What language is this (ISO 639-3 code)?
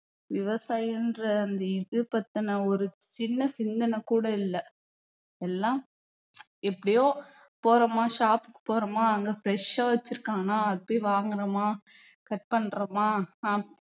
tam